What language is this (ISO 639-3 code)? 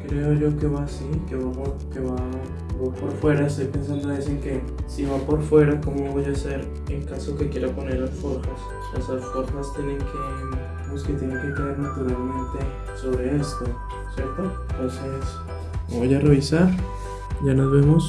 spa